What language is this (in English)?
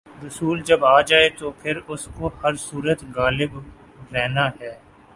Urdu